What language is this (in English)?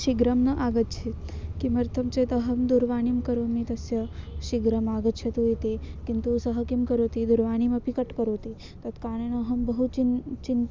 Sanskrit